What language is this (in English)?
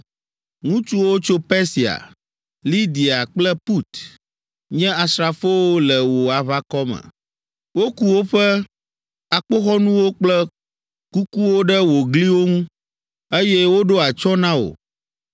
Ewe